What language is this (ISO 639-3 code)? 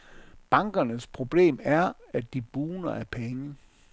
dan